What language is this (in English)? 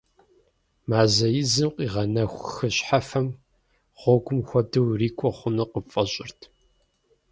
Kabardian